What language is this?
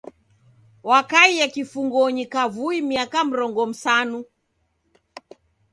Taita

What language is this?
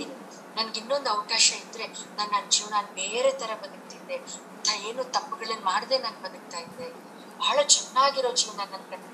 Kannada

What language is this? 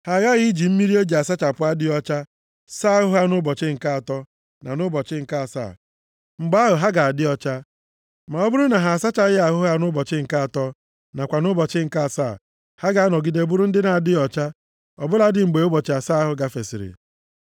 Igbo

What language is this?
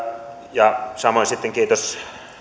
Finnish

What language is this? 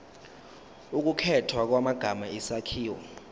Zulu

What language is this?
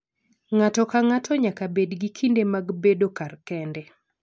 Luo (Kenya and Tanzania)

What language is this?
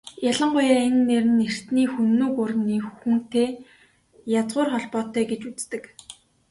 Mongolian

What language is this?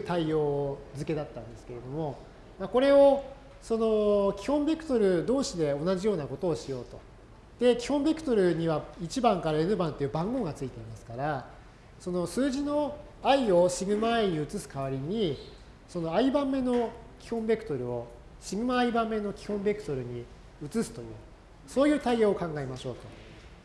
Japanese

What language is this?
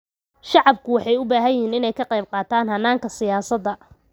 Somali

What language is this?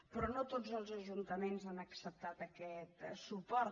Catalan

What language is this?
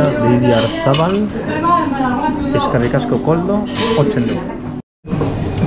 Spanish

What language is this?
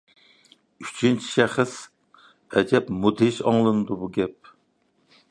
Uyghur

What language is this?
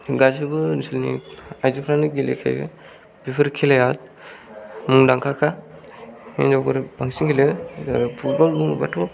Bodo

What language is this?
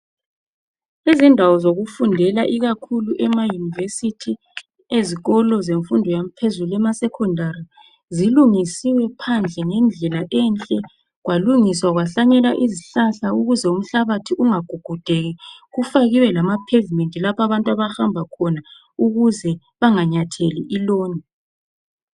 North Ndebele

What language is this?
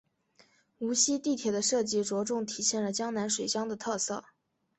Chinese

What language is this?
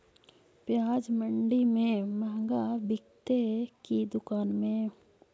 Magahi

